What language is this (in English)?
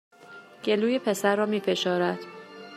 Persian